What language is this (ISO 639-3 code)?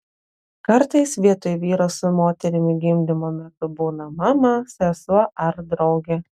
lit